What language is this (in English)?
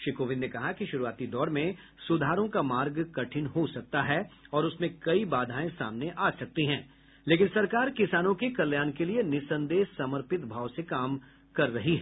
Hindi